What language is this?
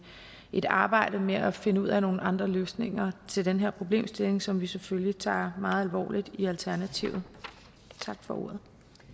Danish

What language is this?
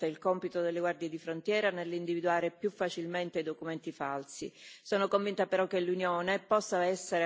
Italian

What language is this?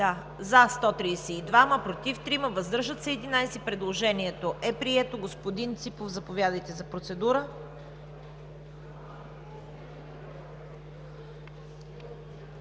Bulgarian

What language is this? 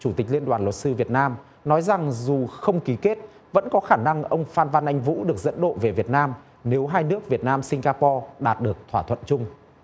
Vietnamese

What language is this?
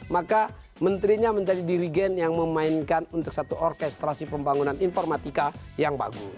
Indonesian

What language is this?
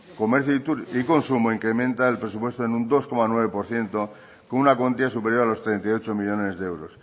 Spanish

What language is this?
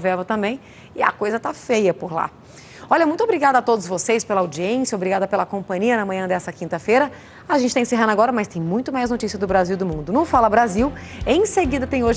Portuguese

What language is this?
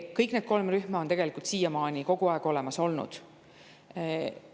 Estonian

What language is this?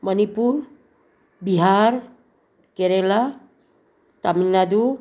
Manipuri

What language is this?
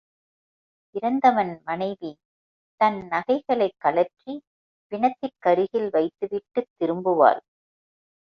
Tamil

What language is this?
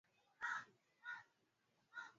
Swahili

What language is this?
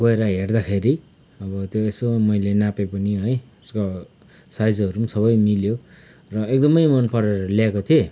Nepali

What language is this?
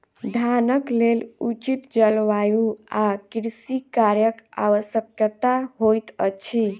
Maithili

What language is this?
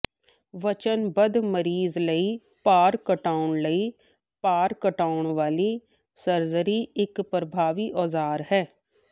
Punjabi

